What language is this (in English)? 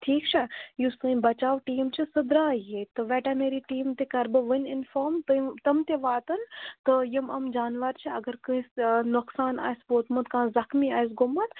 Kashmiri